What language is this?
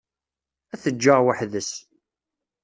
Kabyle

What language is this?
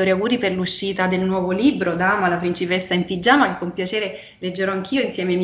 Italian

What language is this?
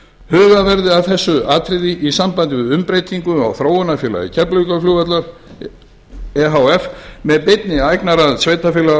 Icelandic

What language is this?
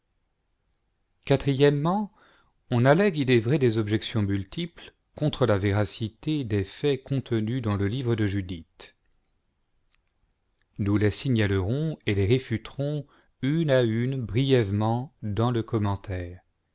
French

